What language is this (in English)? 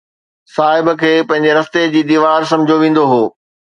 Sindhi